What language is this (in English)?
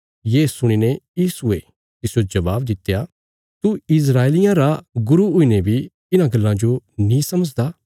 Bilaspuri